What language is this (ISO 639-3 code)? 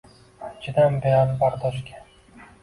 uzb